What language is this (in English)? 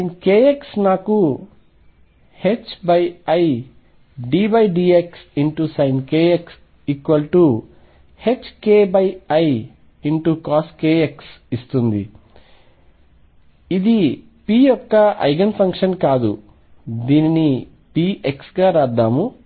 Telugu